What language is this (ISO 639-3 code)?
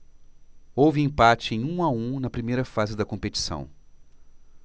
por